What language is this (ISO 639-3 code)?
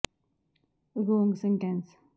pan